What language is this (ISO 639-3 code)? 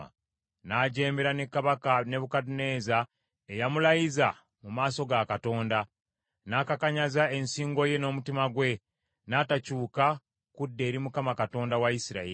lug